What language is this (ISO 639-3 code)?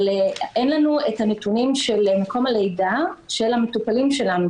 heb